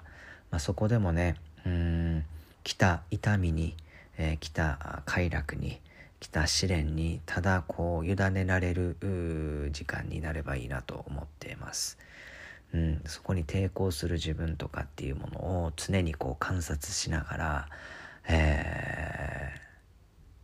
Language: Japanese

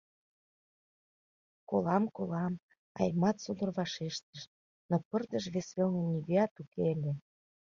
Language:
Mari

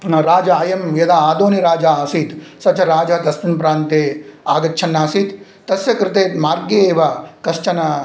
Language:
Sanskrit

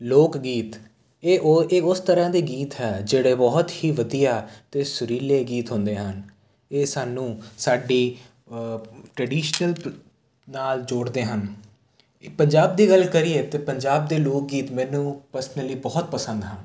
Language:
Punjabi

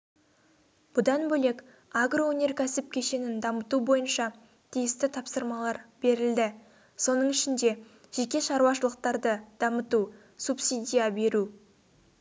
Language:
Kazakh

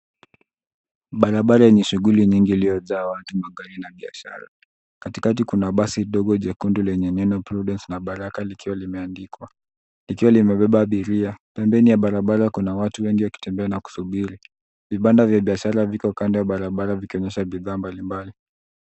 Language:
Swahili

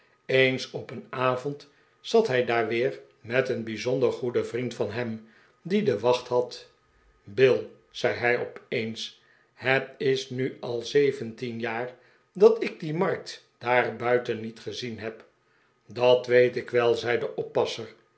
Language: Dutch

